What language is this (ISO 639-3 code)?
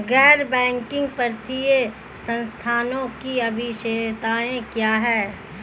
hin